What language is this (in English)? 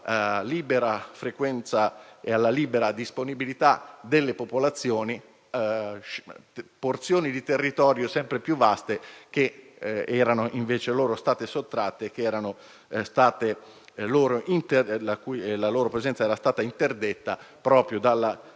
Italian